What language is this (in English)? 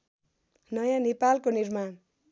Nepali